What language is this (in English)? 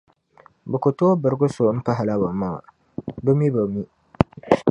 Dagbani